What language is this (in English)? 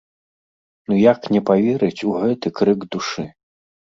Belarusian